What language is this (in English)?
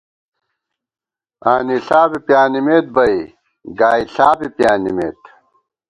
Gawar-Bati